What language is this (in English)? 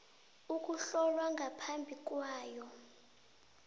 South Ndebele